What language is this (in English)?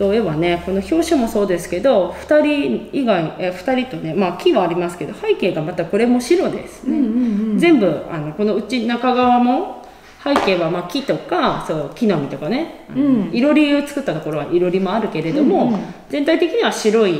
Japanese